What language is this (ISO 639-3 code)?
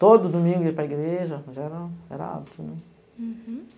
por